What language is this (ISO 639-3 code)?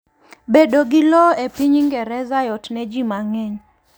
luo